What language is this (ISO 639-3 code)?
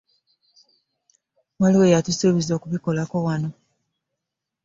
lug